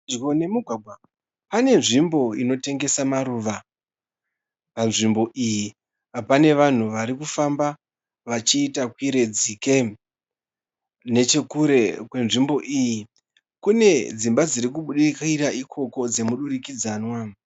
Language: Shona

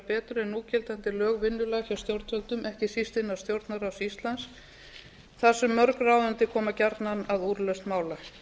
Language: Icelandic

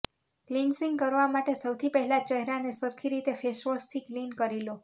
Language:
Gujarati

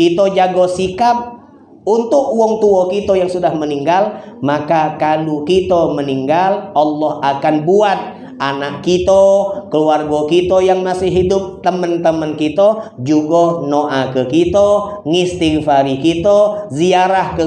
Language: Indonesian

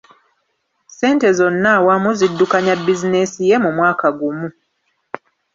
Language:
Ganda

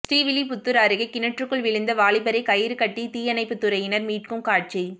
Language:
Tamil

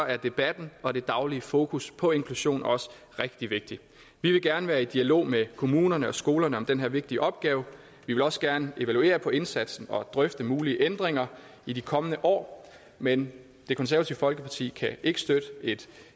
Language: Danish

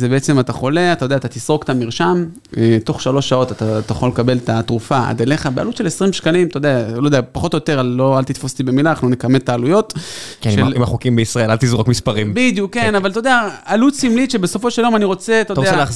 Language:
Hebrew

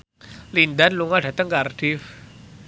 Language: Javanese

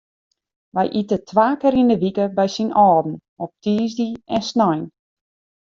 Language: Western Frisian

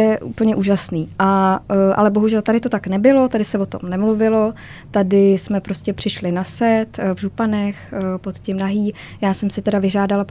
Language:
Czech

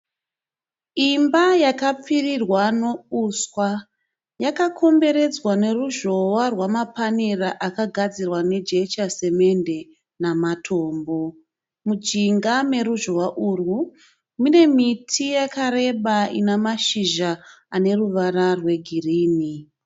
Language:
Shona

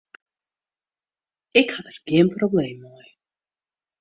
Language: Western Frisian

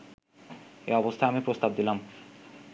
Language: Bangla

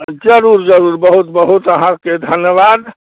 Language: Maithili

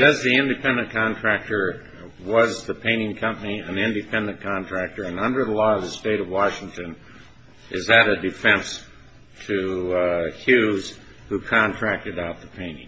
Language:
English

